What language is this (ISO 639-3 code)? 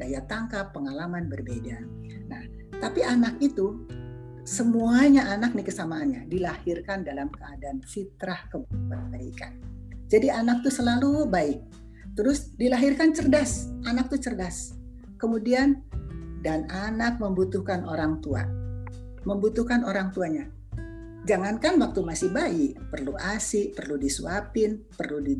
ind